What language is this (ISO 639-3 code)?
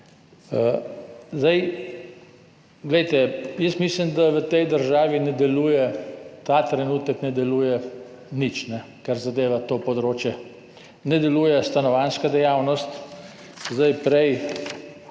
slv